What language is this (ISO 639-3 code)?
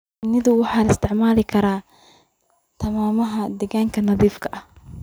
som